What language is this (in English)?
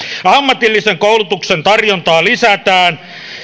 Finnish